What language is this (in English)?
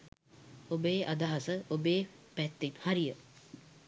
Sinhala